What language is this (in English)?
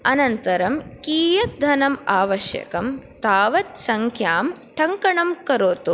Sanskrit